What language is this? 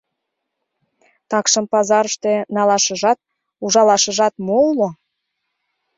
Mari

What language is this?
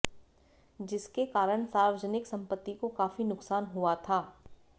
Hindi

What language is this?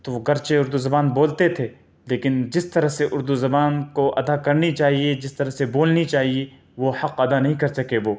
Urdu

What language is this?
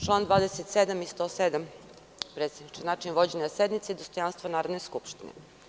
Serbian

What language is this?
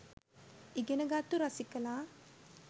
Sinhala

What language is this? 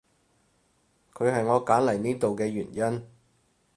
Cantonese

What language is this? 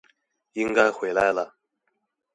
Chinese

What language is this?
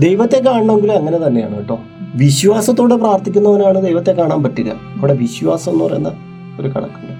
Malayalam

